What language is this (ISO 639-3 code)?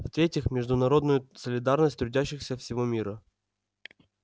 rus